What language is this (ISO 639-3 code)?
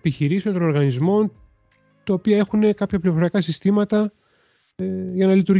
ell